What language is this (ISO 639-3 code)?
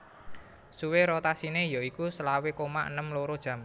jav